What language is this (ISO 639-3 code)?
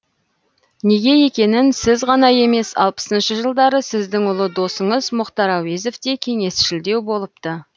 kaz